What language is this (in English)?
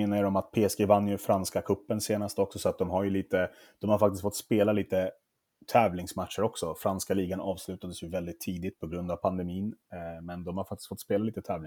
Swedish